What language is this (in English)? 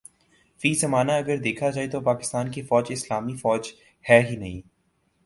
Urdu